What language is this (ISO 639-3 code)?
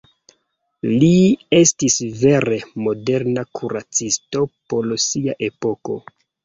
epo